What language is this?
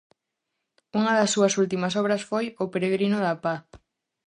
Galician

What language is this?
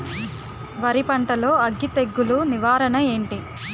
Telugu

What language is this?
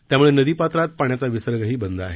Marathi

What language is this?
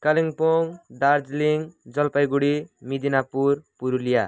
Nepali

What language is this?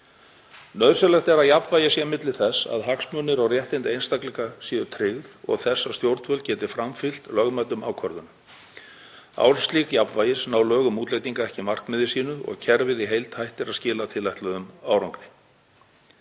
Icelandic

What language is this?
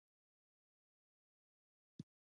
Pashto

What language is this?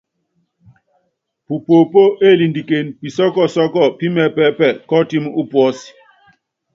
Yangben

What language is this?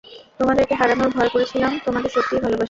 Bangla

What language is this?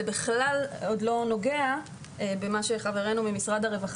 Hebrew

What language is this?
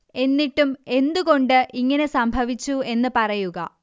Malayalam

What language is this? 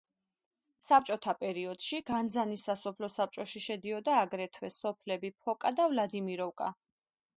Georgian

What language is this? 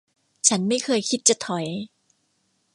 Thai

